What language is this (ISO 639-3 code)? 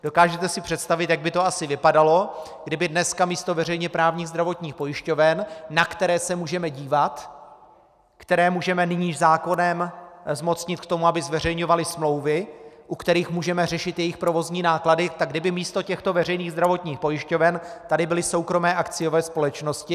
ces